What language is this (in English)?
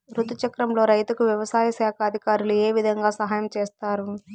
Telugu